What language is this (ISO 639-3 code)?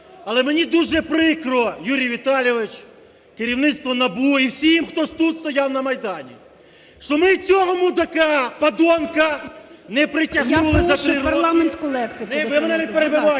ukr